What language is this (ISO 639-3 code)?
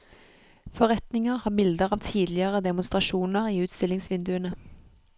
nor